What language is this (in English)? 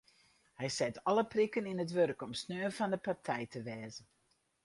Western Frisian